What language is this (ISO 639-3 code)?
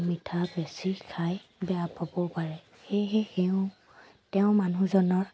asm